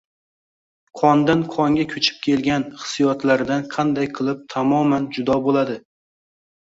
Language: Uzbek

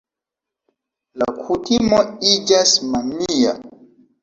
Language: Esperanto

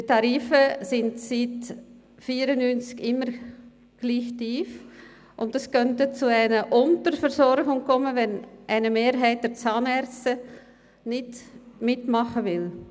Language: Swiss German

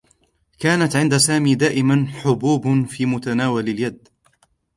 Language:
Arabic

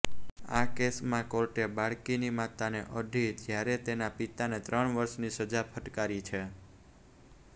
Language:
Gujarati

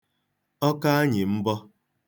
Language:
Igbo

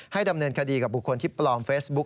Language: Thai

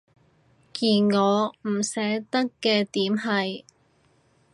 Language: Cantonese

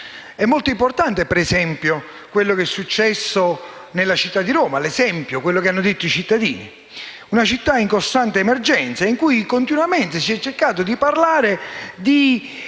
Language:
Italian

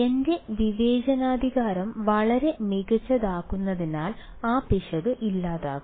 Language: Malayalam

